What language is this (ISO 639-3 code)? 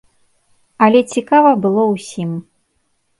bel